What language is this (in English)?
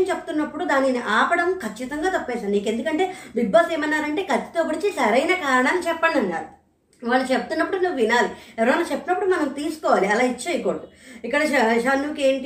Telugu